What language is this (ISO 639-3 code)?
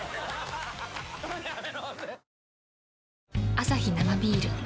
jpn